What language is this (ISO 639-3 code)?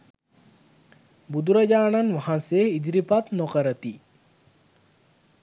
sin